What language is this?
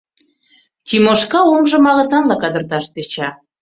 Mari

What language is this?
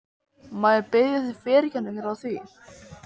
Icelandic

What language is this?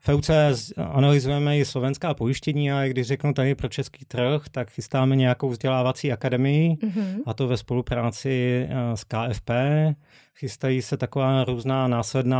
Czech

